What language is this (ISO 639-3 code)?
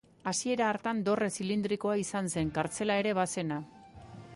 eus